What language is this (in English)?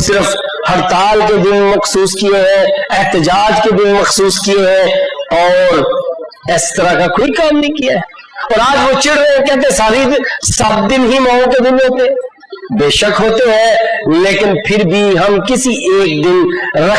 Urdu